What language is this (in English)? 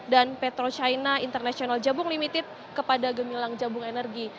Indonesian